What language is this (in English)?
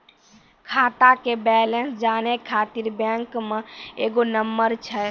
Maithili